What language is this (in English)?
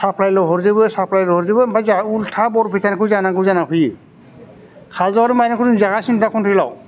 Bodo